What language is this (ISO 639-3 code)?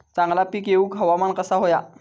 mar